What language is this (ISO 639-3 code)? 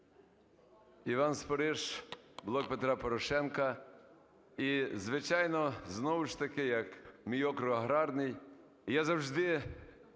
ukr